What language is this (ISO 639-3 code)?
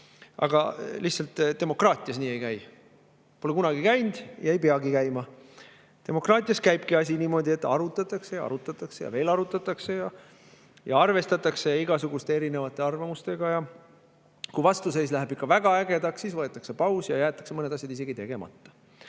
est